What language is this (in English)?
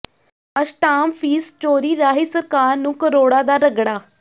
Punjabi